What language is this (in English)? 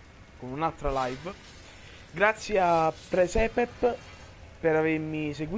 Italian